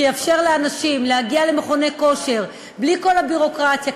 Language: Hebrew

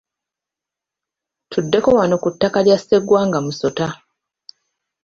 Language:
Ganda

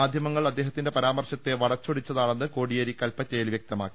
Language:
Malayalam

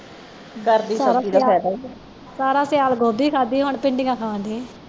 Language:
Punjabi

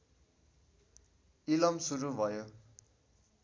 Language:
Nepali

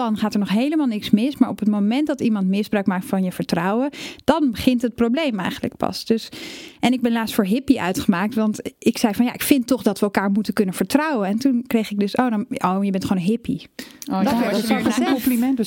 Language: Dutch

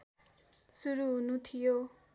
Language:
Nepali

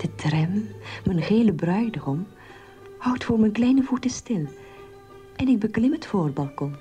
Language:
Dutch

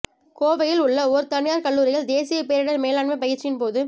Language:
Tamil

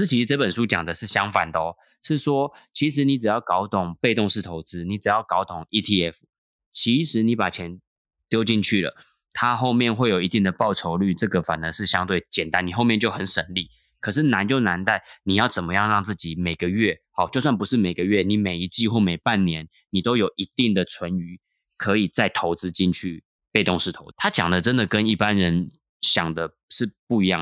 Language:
Chinese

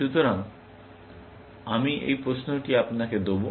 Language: Bangla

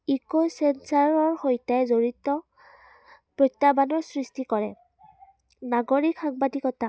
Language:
Assamese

